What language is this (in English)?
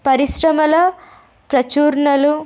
Telugu